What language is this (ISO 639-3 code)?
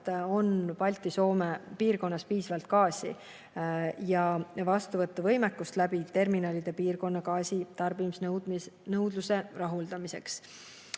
est